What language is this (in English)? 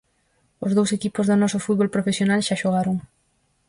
Galician